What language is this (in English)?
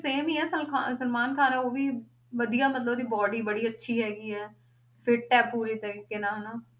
Punjabi